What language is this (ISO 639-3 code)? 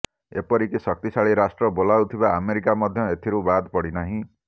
ori